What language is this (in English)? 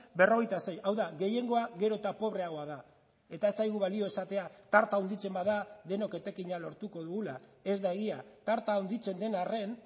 Basque